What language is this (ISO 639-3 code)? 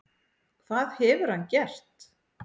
isl